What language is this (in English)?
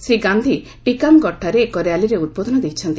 Odia